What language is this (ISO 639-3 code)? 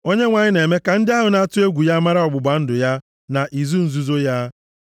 ibo